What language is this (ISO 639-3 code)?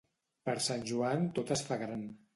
cat